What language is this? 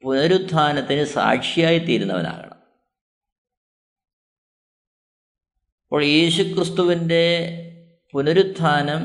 Malayalam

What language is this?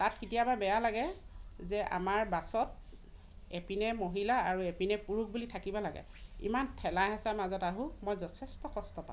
Assamese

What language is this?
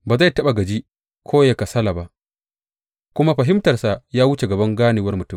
Hausa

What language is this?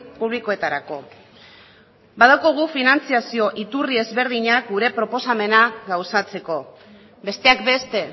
Basque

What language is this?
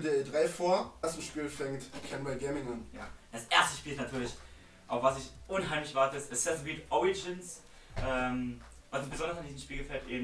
German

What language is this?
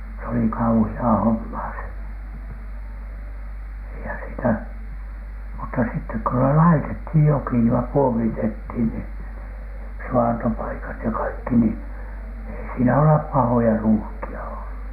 Finnish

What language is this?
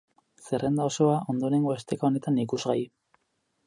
Basque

